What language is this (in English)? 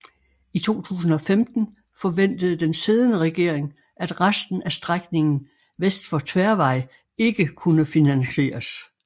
Danish